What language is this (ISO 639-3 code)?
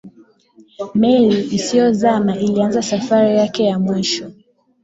swa